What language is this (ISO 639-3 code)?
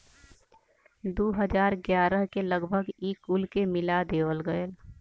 bho